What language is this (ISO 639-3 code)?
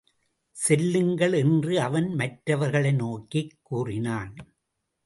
tam